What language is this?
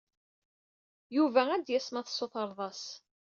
Kabyle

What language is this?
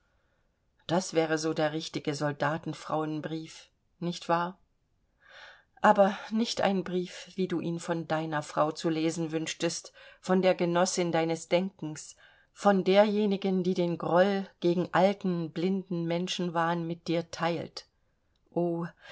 German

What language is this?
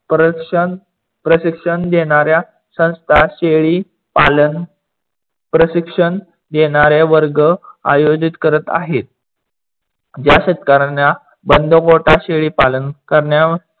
Marathi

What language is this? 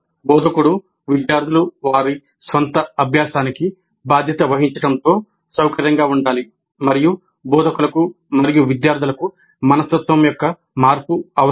Telugu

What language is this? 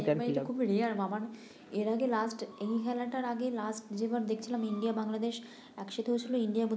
Bangla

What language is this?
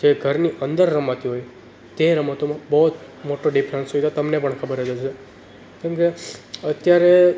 Gujarati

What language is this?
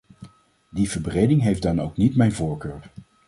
Dutch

